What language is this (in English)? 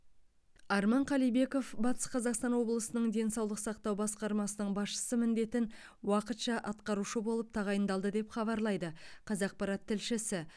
Kazakh